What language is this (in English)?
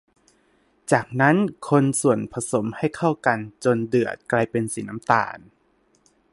Thai